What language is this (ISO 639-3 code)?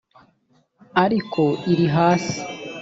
kin